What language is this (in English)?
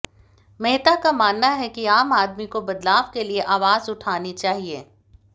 Hindi